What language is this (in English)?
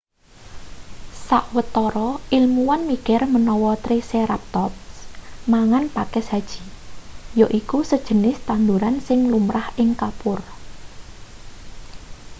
Javanese